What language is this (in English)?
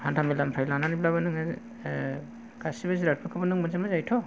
Bodo